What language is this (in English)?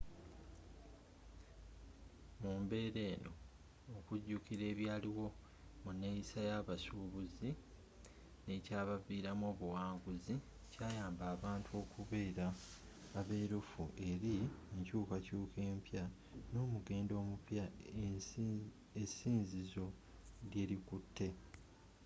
Ganda